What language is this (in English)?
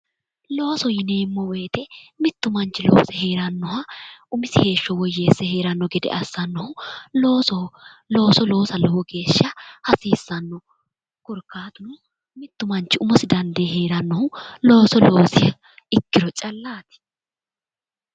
Sidamo